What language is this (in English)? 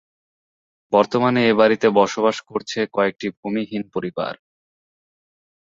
Bangla